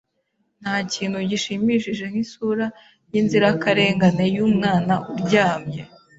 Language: Kinyarwanda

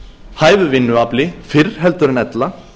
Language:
Icelandic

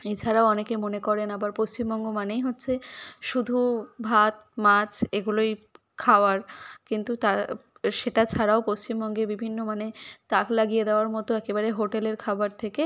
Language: Bangla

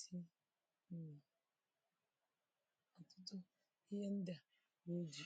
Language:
Igbo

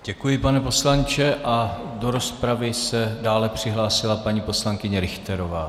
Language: Czech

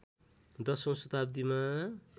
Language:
Nepali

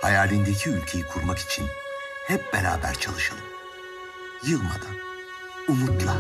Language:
Turkish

